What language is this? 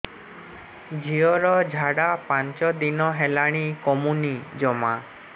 Odia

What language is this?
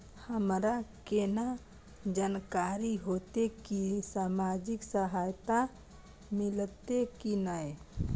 Maithili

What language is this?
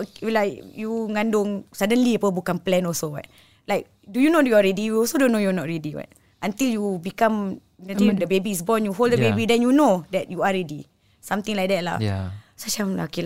Malay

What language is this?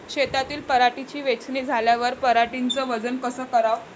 Marathi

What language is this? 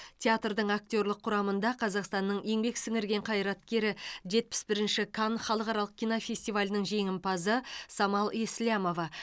Kazakh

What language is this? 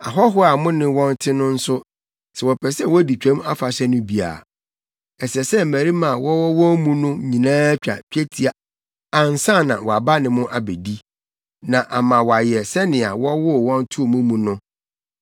Akan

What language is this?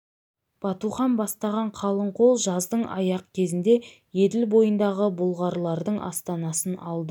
Kazakh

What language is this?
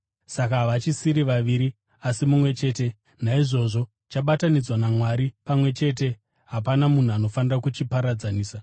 Shona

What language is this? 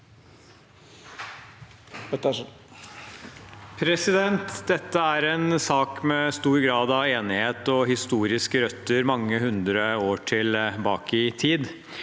Norwegian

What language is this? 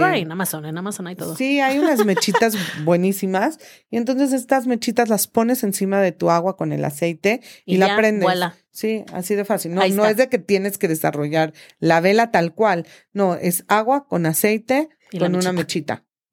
Spanish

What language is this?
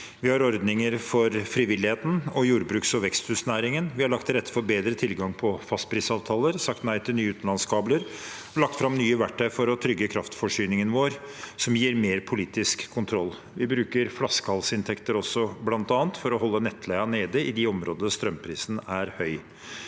Norwegian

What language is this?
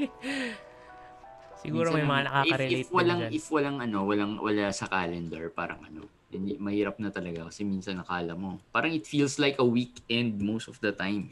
Filipino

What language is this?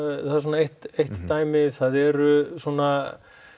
Icelandic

